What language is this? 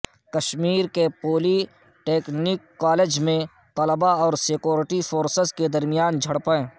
Urdu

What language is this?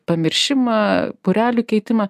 Lithuanian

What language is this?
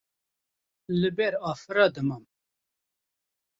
Kurdish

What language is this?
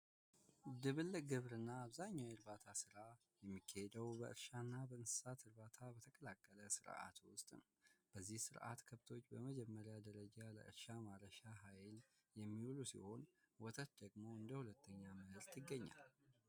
Amharic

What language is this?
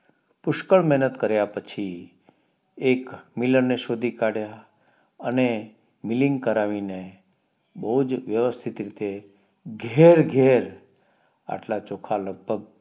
Gujarati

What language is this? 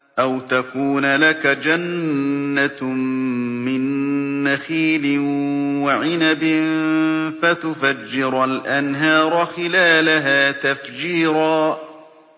Arabic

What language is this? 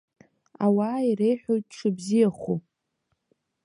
Abkhazian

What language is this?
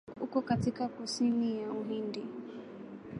Swahili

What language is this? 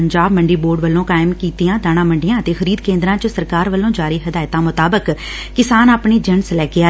Punjabi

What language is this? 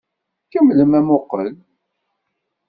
Kabyle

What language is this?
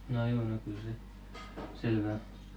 Finnish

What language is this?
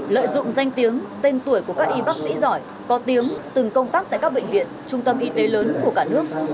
Vietnamese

